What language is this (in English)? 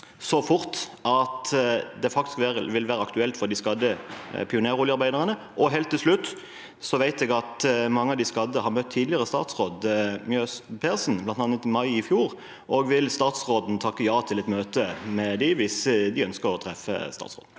Norwegian